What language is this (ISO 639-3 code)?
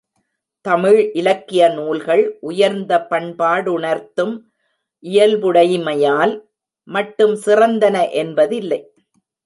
tam